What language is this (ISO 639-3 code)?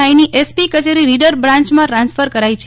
guj